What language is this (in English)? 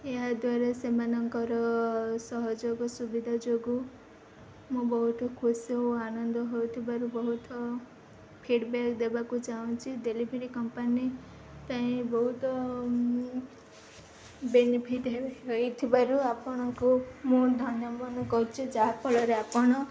Odia